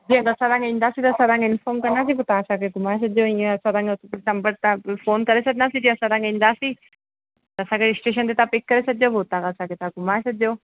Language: Sindhi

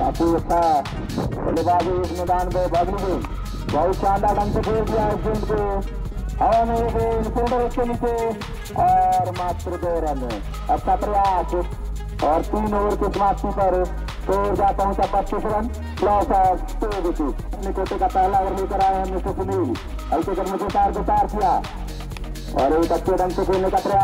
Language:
Indonesian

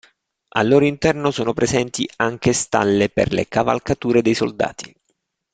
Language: Italian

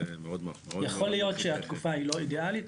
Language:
Hebrew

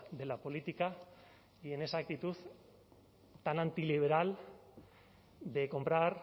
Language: Spanish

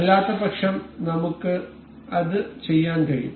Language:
Malayalam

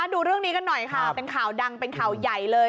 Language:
Thai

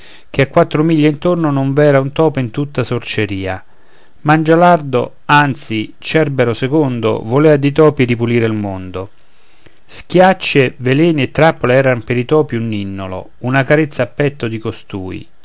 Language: Italian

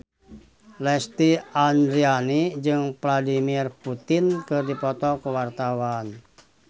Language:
Sundanese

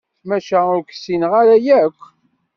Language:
Kabyle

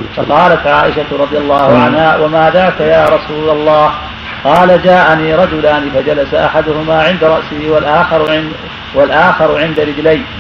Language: Arabic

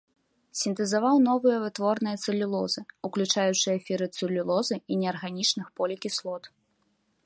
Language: Belarusian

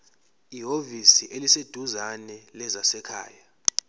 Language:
Zulu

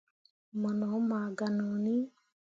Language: Mundang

